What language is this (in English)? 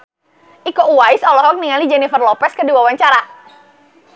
Sundanese